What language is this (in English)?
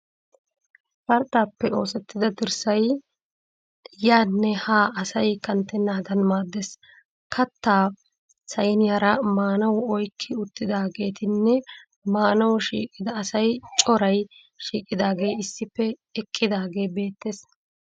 Wolaytta